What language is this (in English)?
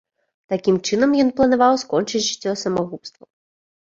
Belarusian